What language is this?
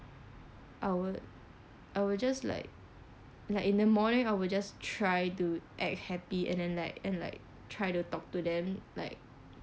English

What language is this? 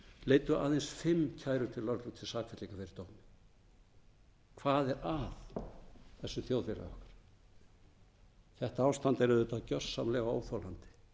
Icelandic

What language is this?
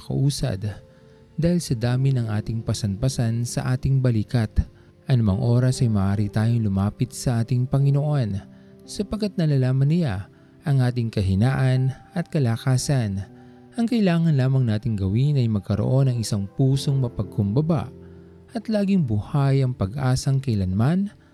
Filipino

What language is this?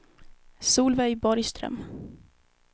Swedish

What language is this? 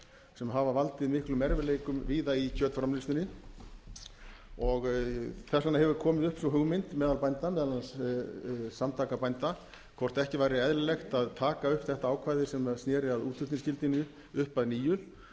Icelandic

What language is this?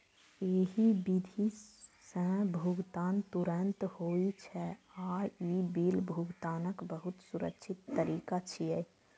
Maithili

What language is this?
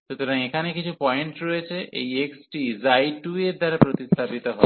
Bangla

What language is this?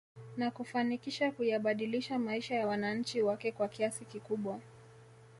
Swahili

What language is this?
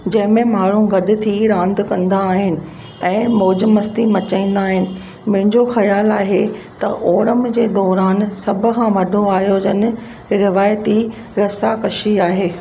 Sindhi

